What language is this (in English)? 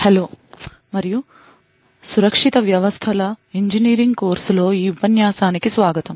Telugu